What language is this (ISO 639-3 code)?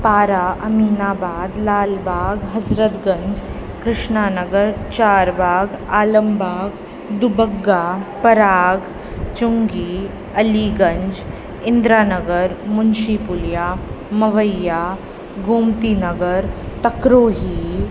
snd